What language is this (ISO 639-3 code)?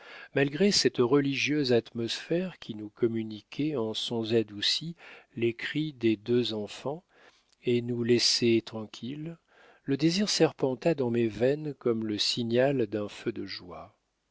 fra